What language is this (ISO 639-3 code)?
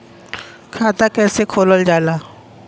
bho